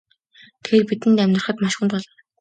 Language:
Mongolian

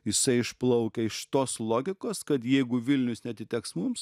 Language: Lithuanian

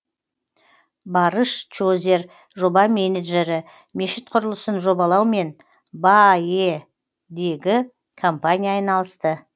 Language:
Kazakh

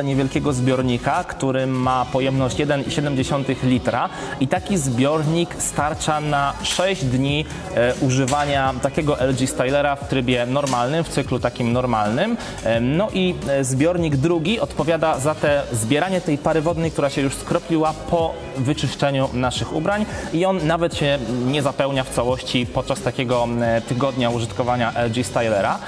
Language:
Polish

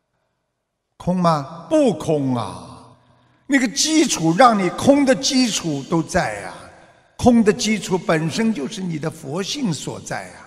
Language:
Chinese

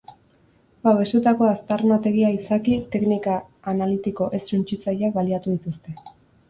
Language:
Basque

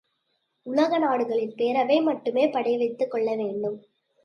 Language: Tamil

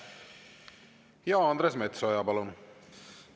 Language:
Estonian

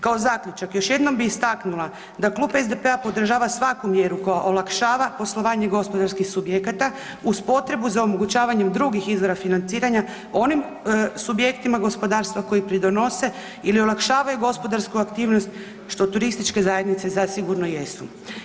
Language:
Croatian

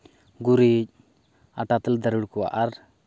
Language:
Santali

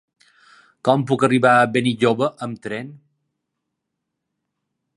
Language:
Catalan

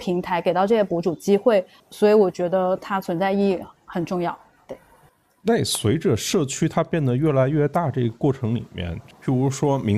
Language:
Chinese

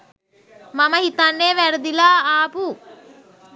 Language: Sinhala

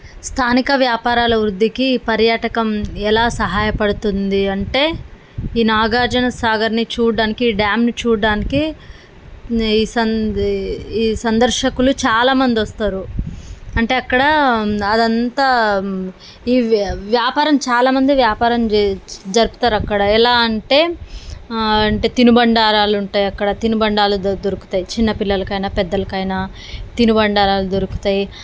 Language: Telugu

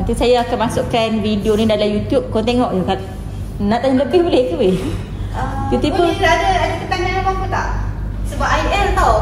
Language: Malay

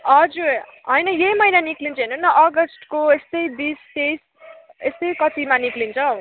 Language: Nepali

